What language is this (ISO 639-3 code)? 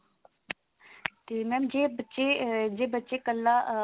pan